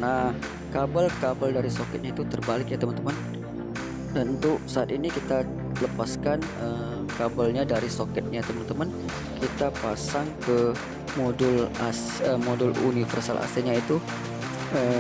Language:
Indonesian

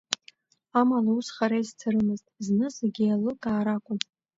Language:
Abkhazian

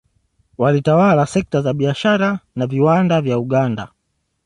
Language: Swahili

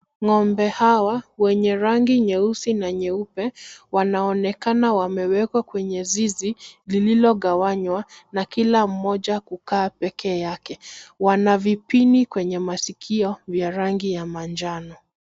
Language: Swahili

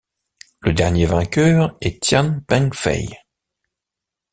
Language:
French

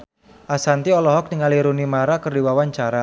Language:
Sundanese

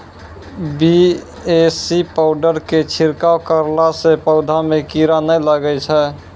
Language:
Maithili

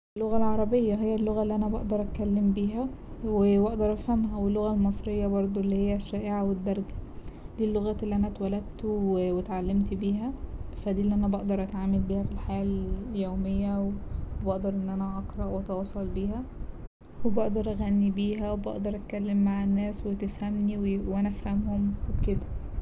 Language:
Egyptian Arabic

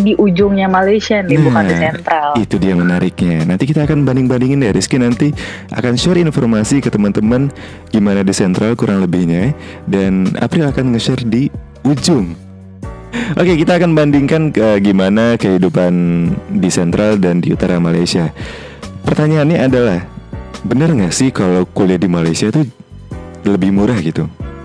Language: Indonesian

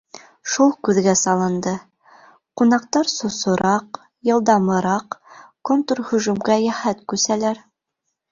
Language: Bashkir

